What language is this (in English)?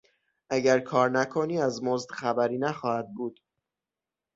Persian